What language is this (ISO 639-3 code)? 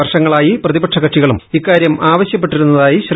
mal